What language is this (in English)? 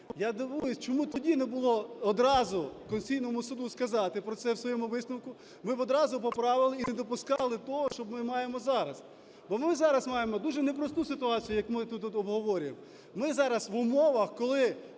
Ukrainian